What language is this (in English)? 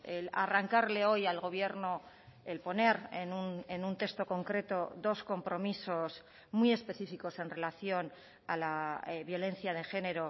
Spanish